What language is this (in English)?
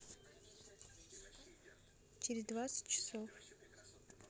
Russian